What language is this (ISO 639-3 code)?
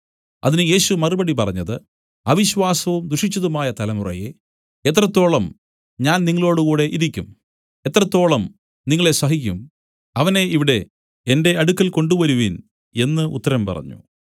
mal